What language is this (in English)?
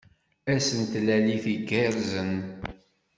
Kabyle